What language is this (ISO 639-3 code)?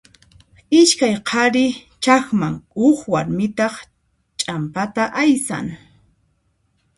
qxp